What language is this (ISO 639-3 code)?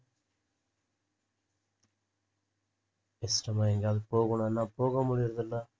tam